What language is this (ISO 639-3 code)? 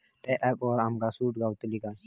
mar